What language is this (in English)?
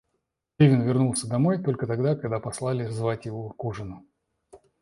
Russian